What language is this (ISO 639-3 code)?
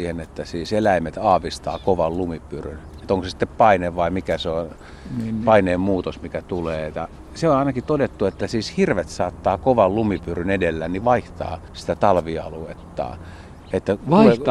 fin